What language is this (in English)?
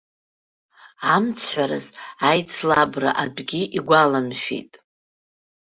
Abkhazian